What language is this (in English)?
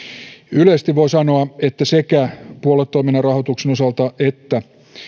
Finnish